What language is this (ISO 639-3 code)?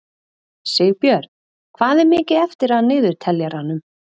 isl